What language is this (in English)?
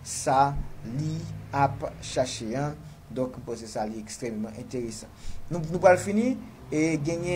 French